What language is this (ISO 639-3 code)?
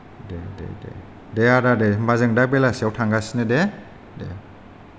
brx